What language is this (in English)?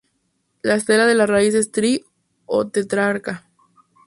Spanish